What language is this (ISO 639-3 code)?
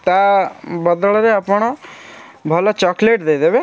ori